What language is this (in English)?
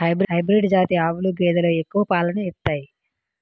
Telugu